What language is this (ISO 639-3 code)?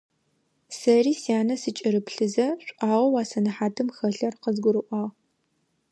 ady